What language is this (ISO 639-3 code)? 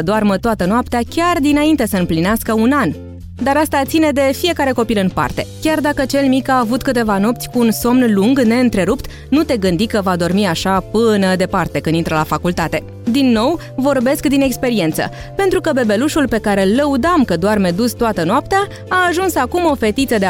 ron